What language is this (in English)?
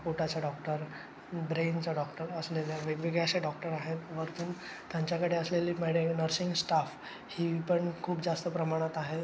Marathi